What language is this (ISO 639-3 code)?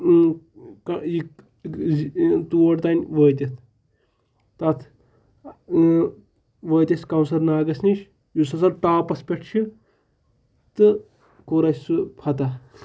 kas